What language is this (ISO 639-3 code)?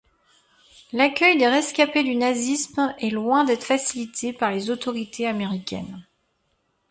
fra